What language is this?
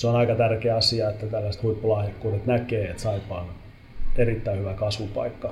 Finnish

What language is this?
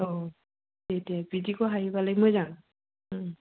Bodo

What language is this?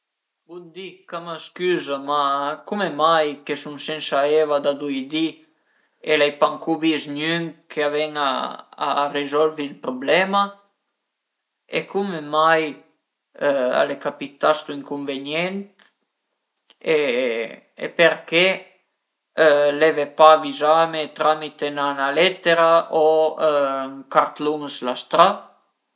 Piedmontese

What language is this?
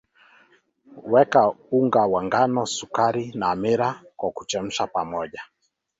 Swahili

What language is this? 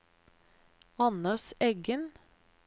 Norwegian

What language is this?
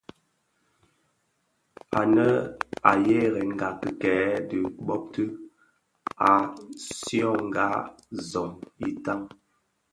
Bafia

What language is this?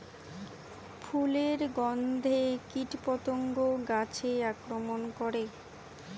Bangla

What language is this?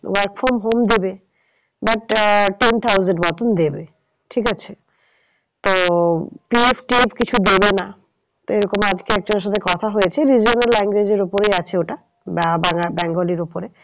Bangla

